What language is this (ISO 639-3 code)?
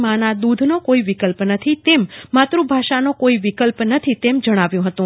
guj